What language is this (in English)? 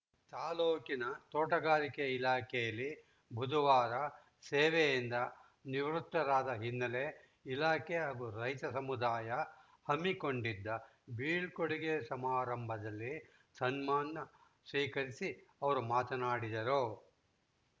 Kannada